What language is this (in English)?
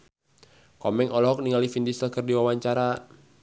Sundanese